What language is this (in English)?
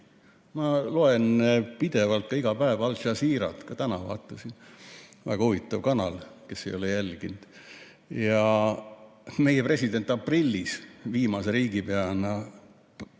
Estonian